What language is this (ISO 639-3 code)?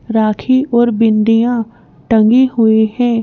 hin